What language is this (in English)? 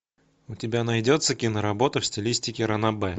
Russian